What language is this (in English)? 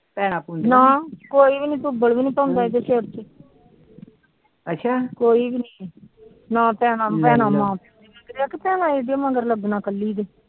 Punjabi